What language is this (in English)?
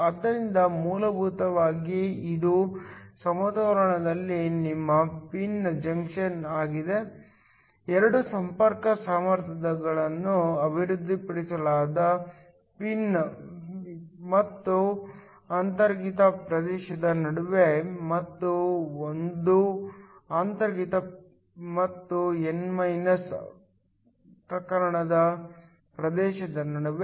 Kannada